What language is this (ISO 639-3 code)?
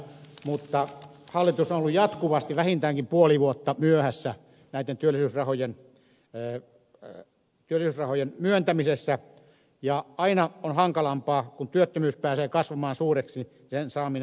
fin